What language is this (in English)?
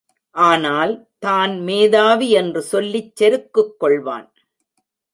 Tamil